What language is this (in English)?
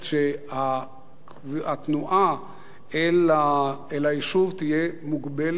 Hebrew